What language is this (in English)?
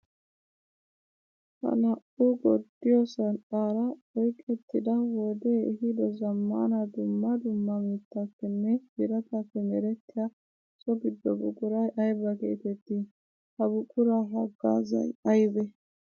Wolaytta